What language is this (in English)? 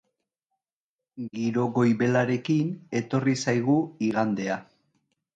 Basque